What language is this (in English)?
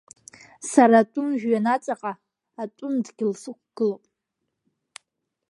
Abkhazian